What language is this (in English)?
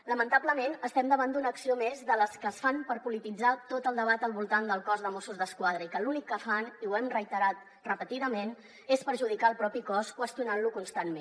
Catalan